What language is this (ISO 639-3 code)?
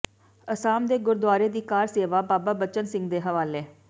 pan